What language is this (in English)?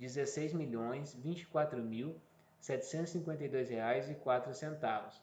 Portuguese